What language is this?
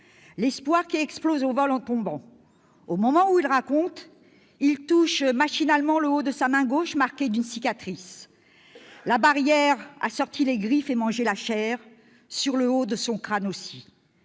French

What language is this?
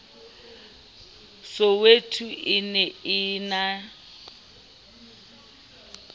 Southern Sotho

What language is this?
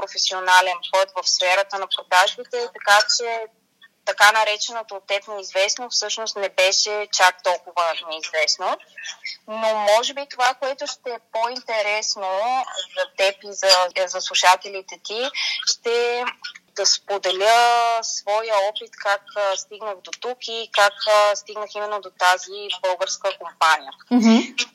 Bulgarian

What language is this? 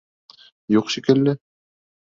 Bashkir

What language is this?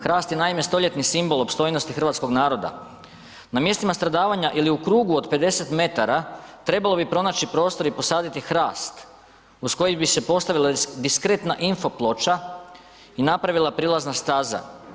Croatian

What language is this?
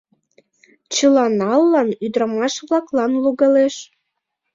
Mari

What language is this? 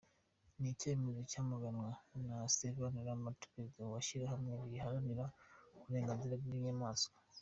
Kinyarwanda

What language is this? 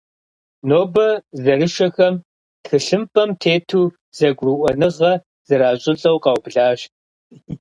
Kabardian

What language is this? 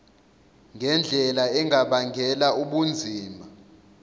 Zulu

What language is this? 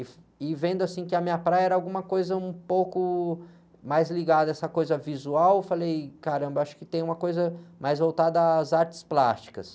Portuguese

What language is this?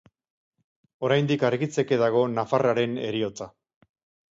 Basque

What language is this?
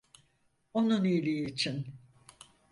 Turkish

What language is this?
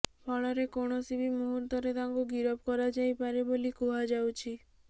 Odia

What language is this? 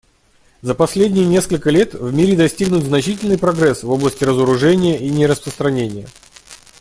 Russian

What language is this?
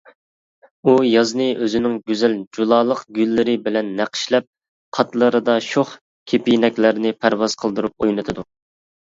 Uyghur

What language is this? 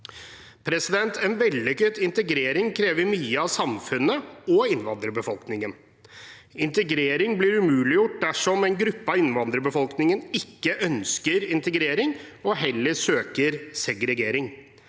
Norwegian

